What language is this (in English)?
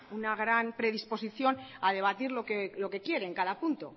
Spanish